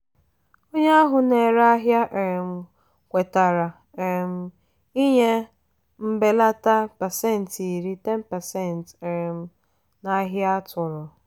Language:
Igbo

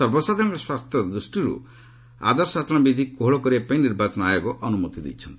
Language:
Odia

